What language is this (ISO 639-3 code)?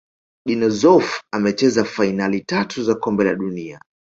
swa